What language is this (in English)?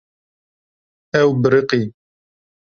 Kurdish